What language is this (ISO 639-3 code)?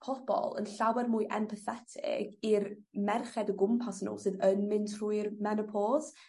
cym